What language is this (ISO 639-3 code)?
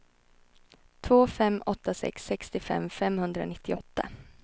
swe